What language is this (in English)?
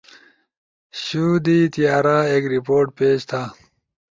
Ushojo